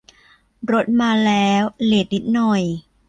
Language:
Thai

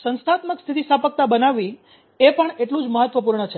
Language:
Gujarati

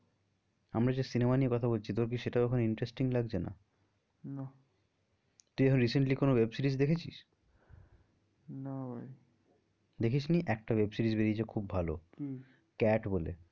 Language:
Bangla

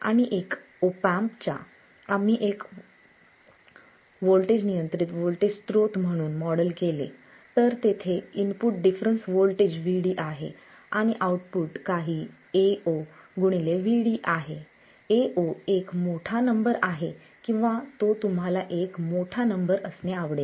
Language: Marathi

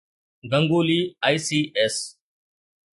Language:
Sindhi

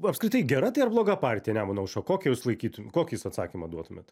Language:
Lithuanian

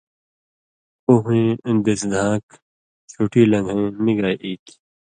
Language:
Indus Kohistani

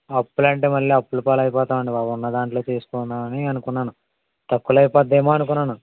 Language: Telugu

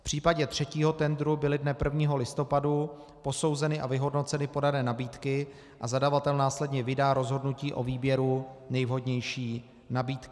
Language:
Czech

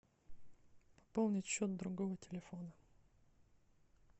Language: Russian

